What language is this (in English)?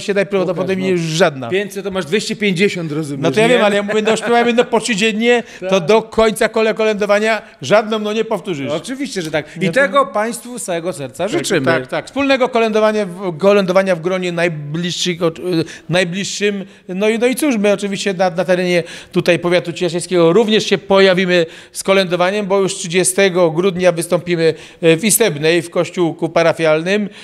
Polish